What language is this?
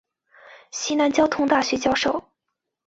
Chinese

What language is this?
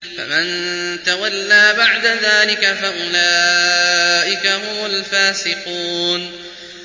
Arabic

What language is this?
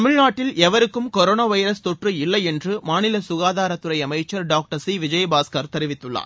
Tamil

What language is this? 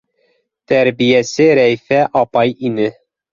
Bashkir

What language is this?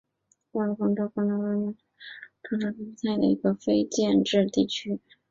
Chinese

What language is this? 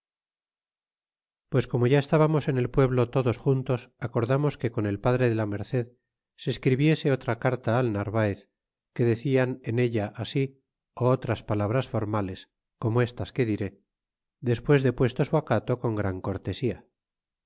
Spanish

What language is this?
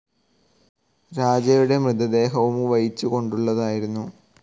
Malayalam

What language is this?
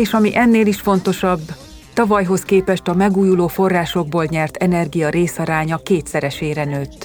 Hungarian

